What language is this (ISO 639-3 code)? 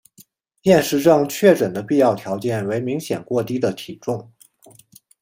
zho